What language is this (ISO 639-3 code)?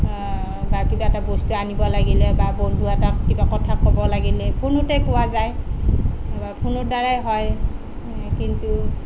asm